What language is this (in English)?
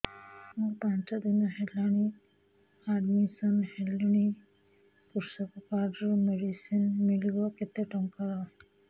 Odia